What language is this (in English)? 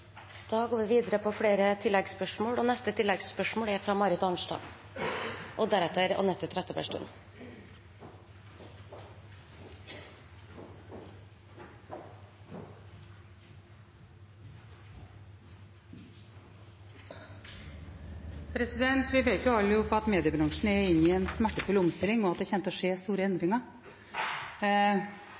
Norwegian